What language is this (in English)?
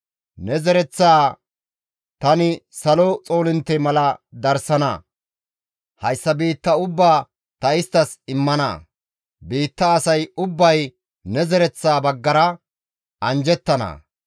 Gamo